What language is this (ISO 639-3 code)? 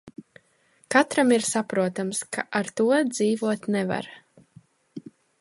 lav